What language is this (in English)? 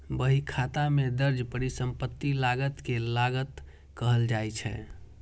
Maithili